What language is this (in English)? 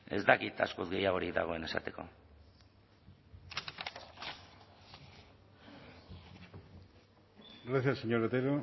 Basque